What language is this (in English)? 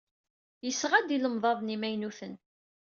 Kabyle